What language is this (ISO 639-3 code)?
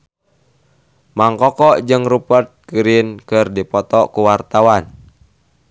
sun